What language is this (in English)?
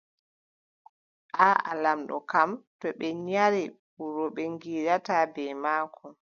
Adamawa Fulfulde